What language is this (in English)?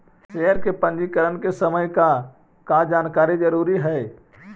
Magahi